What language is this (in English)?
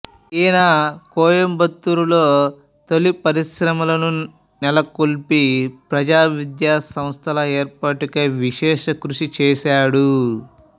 Telugu